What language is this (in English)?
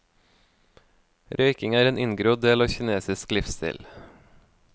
Norwegian